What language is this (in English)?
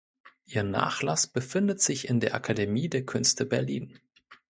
German